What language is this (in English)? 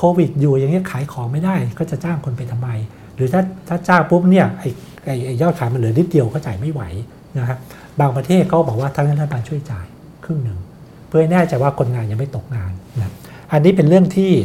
Thai